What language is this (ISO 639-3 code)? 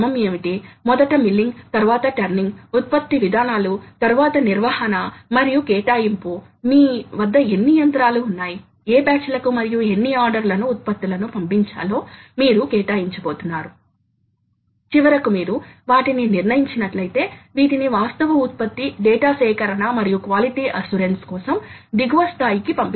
tel